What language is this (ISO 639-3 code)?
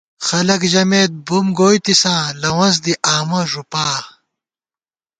gwt